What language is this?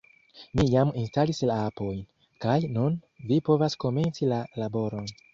Esperanto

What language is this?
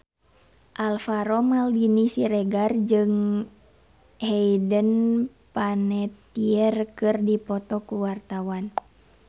Sundanese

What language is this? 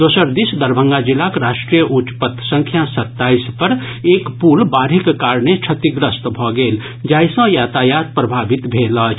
Maithili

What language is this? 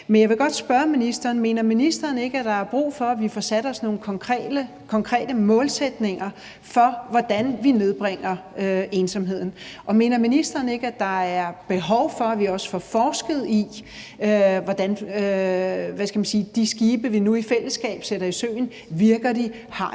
Danish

